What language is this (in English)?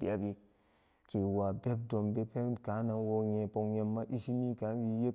Samba Daka